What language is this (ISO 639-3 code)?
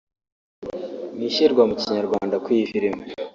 kin